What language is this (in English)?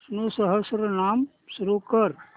Marathi